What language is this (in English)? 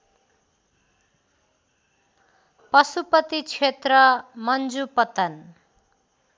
Nepali